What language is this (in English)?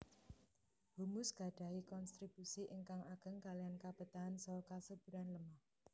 Javanese